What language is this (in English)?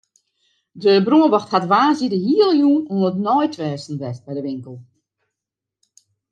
Western Frisian